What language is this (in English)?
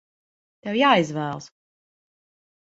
Latvian